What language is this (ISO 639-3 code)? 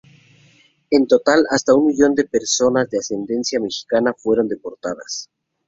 spa